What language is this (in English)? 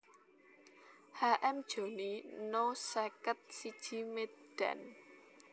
Javanese